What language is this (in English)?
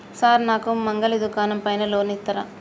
Telugu